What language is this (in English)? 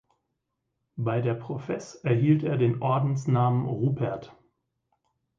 German